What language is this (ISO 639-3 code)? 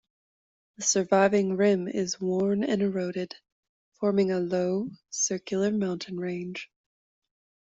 eng